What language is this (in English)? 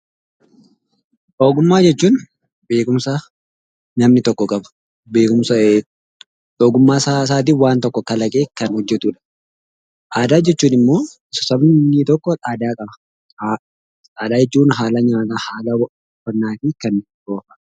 Oromo